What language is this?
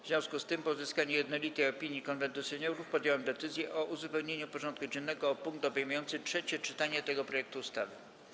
Polish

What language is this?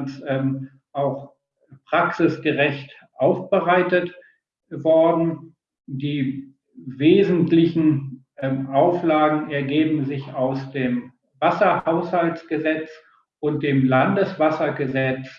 German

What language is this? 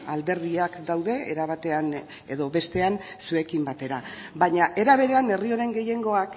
Basque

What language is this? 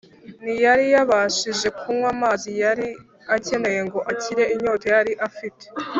Kinyarwanda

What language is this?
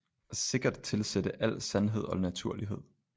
Danish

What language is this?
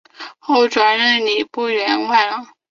Chinese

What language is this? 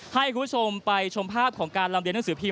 Thai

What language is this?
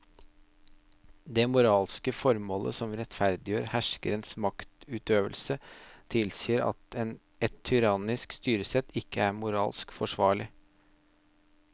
Norwegian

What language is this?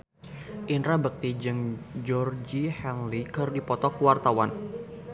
Sundanese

